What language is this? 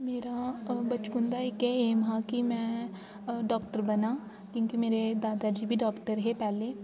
Dogri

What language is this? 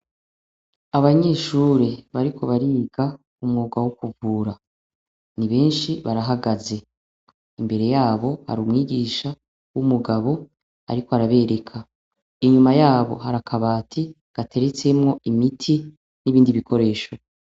Rundi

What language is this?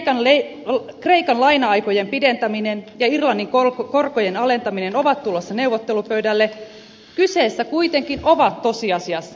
Finnish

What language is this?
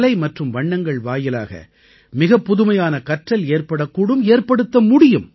Tamil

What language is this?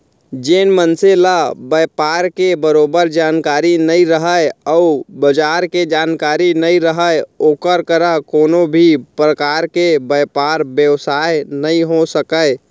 Chhattisgarhi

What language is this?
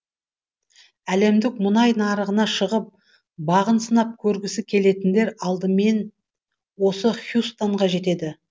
Kazakh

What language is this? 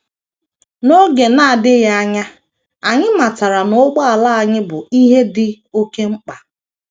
Igbo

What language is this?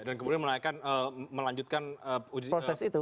Indonesian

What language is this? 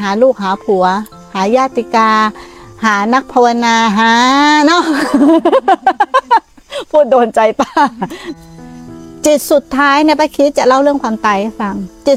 Thai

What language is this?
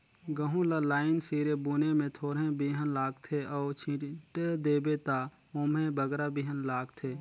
Chhattisgarhi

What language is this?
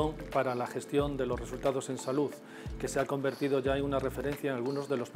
Spanish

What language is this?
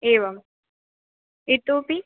Sanskrit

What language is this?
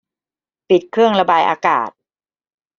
Thai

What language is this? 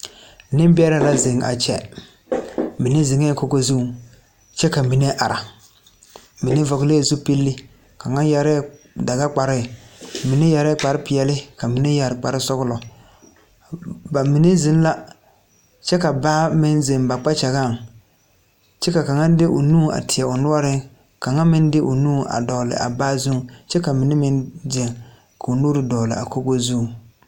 Southern Dagaare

